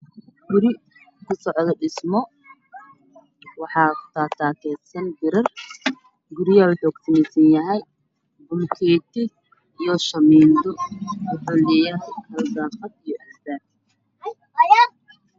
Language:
Somali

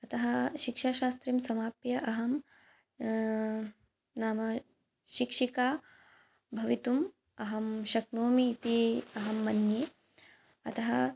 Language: Sanskrit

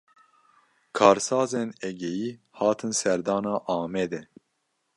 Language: Kurdish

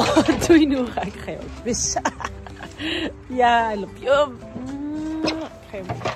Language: Dutch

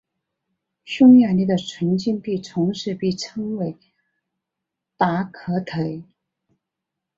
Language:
Chinese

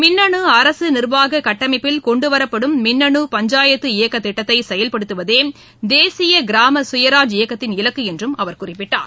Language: Tamil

